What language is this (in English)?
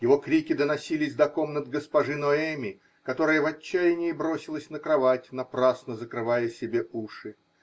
Russian